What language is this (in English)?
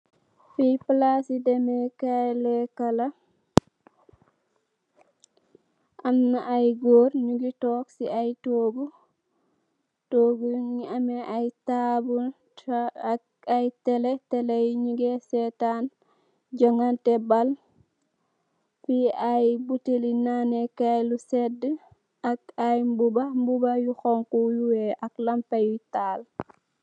Wolof